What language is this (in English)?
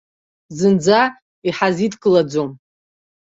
Abkhazian